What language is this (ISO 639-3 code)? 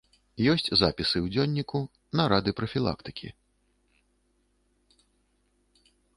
bel